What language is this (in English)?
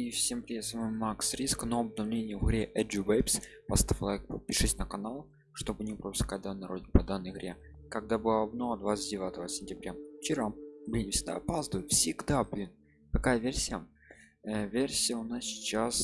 Russian